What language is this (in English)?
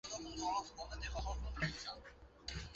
Chinese